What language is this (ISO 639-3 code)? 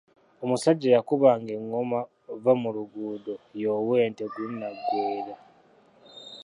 lug